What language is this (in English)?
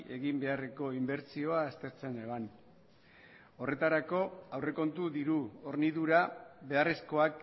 Basque